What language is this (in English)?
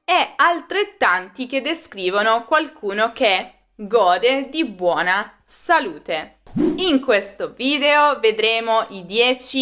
Italian